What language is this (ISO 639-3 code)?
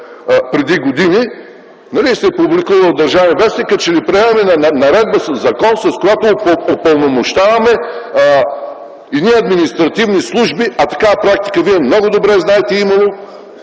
bul